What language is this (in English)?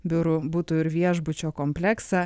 Lithuanian